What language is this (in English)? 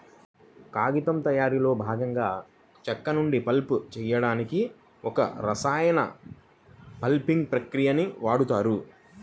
Telugu